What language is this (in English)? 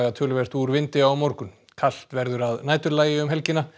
Icelandic